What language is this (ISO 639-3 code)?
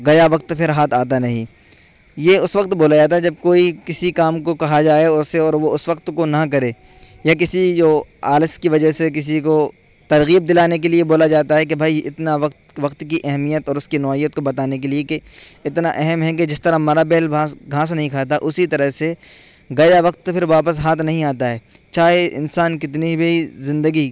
urd